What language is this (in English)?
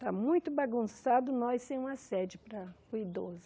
Portuguese